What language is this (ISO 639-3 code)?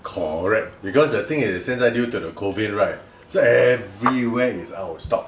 eng